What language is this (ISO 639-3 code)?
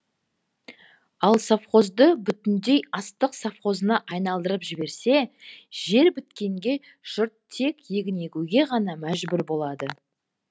kaz